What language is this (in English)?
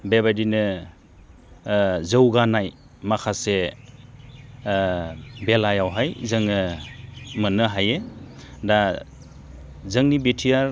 Bodo